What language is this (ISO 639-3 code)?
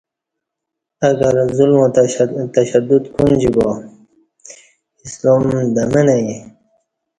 bsh